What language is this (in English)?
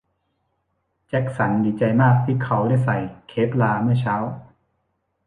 Thai